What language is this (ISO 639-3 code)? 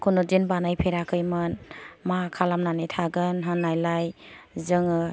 brx